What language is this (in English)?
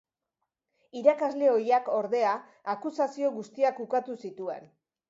Basque